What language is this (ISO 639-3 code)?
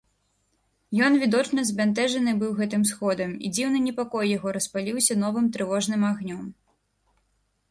bel